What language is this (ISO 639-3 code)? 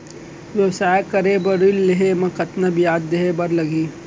hne